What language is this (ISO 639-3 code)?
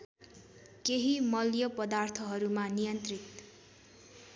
nep